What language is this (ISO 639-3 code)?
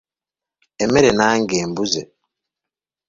lug